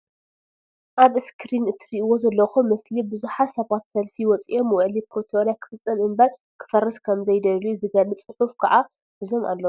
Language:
Tigrinya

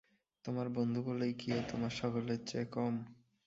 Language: Bangla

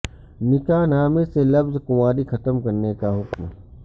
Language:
Urdu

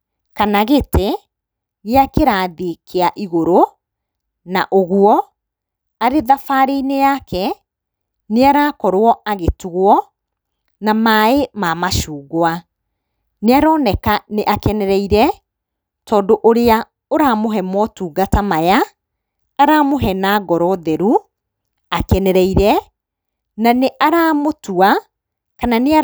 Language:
Kikuyu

